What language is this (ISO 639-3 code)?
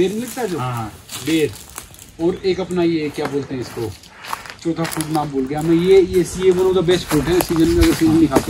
hin